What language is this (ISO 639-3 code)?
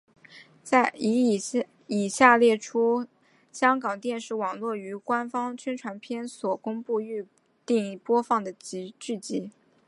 zho